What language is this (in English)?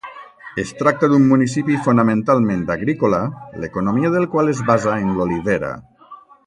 Catalan